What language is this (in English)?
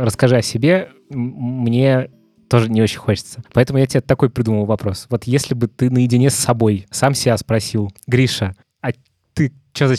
Russian